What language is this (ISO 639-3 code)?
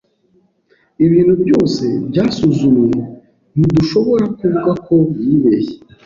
kin